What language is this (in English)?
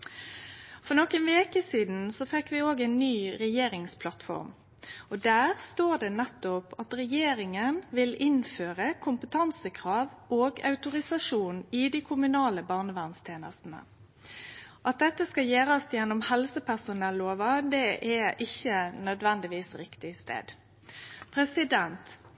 Norwegian Nynorsk